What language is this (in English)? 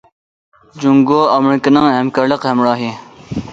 Uyghur